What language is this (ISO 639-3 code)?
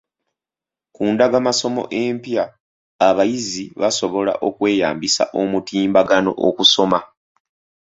lug